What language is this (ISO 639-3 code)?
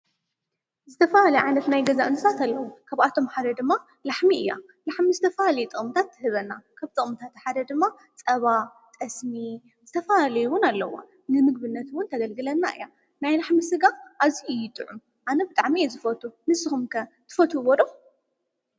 tir